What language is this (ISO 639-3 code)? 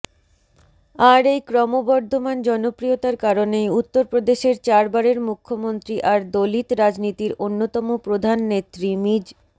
ben